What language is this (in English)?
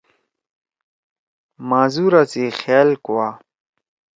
Torwali